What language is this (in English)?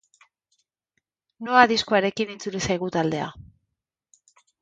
Basque